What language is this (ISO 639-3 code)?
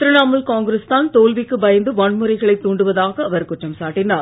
tam